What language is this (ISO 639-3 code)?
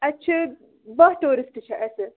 kas